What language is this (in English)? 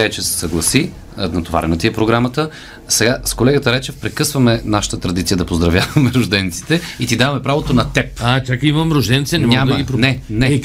Bulgarian